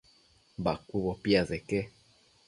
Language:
Matsés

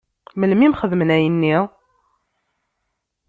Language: Kabyle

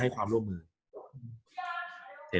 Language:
Thai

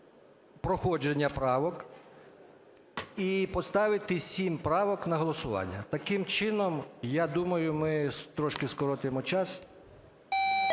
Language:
Ukrainian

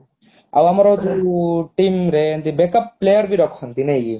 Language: Odia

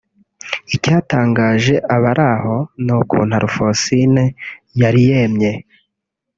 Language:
Kinyarwanda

